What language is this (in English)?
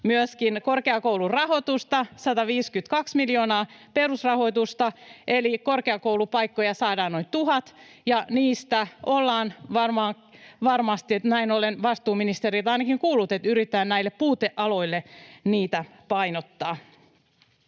Finnish